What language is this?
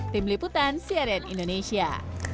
Indonesian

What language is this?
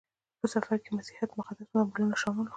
Pashto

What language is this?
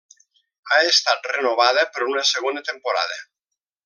Catalan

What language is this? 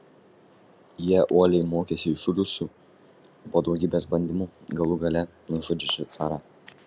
Lithuanian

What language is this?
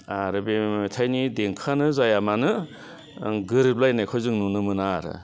Bodo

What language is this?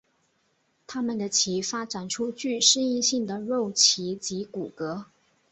Chinese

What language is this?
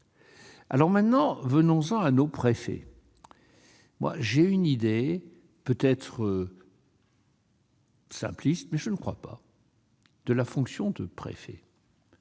French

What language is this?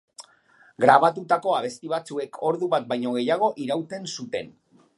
Basque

